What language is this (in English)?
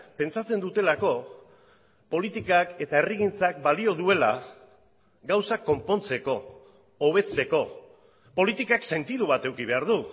Basque